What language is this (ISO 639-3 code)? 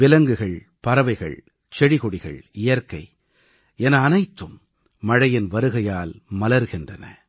tam